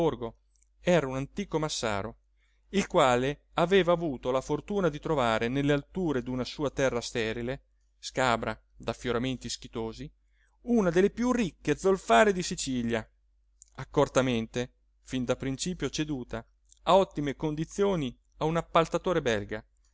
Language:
Italian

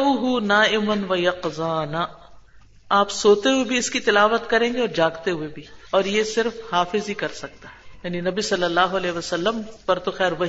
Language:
Urdu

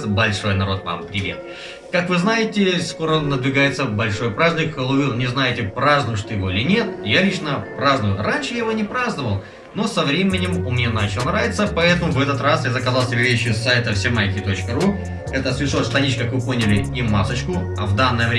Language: Russian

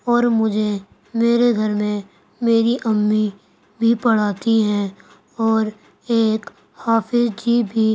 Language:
Urdu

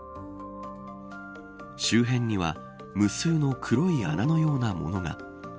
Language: Japanese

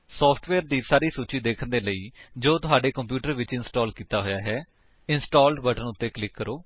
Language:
Punjabi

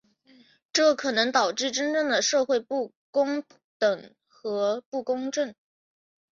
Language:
Chinese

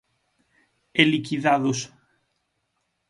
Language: Galician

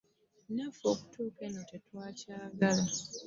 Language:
Ganda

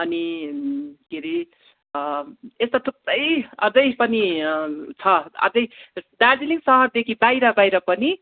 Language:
Nepali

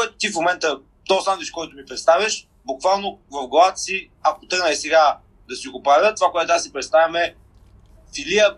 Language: Bulgarian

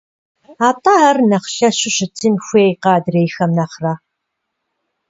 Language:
Kabardian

